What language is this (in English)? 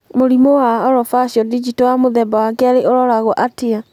Kikuyu